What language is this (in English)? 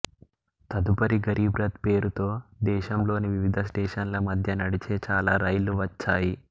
Telugu